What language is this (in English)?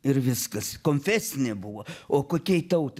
Lithuanian